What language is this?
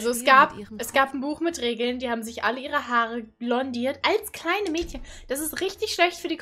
German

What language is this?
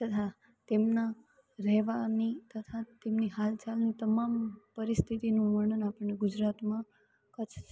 Gujarati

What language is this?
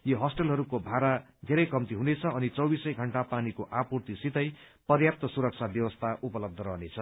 Nepali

